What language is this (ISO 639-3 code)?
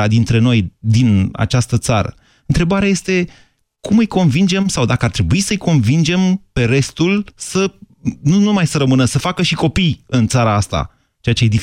ron